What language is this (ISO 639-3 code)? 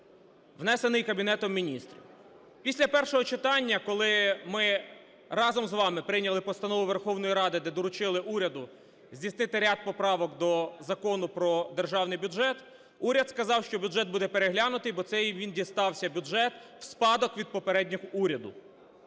ukr